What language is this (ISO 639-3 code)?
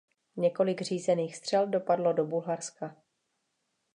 ces